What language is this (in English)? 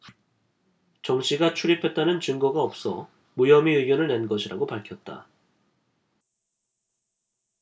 Korean